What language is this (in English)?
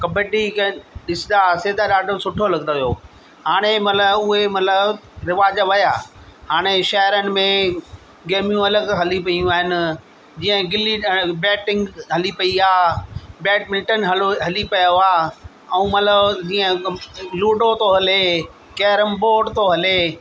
Sindhi